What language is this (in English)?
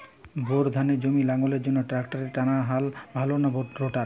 Bangla